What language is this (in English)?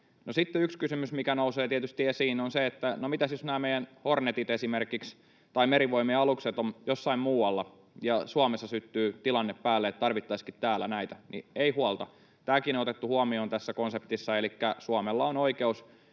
Finnish